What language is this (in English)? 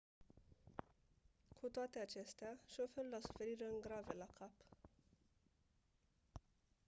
Romanian